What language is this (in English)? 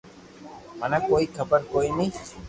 Loarki